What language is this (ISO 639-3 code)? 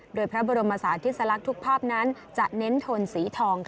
tha